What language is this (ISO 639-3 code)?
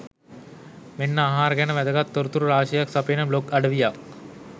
sin